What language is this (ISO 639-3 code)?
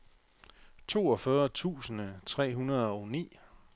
dan